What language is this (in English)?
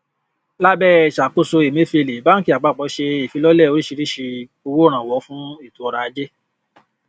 Yoruba